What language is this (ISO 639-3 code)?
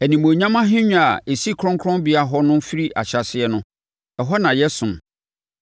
aka